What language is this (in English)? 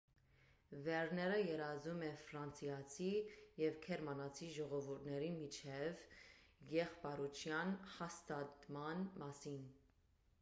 Armenian